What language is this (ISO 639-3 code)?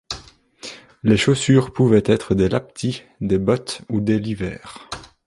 fra